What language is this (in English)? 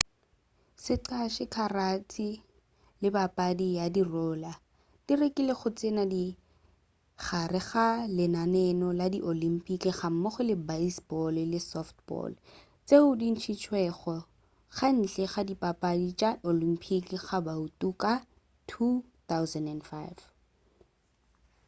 Northern Sotho